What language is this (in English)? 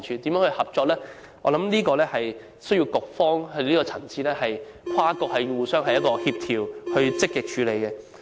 Cantonese